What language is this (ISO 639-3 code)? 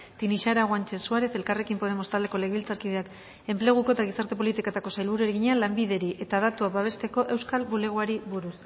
eus